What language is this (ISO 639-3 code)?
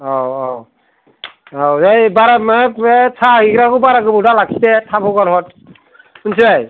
brx